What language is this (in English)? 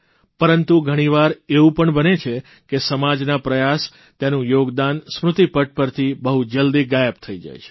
Gujarati